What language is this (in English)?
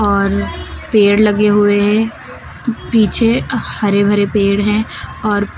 Hindi